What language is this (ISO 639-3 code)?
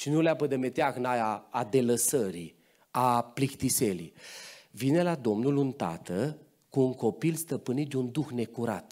ron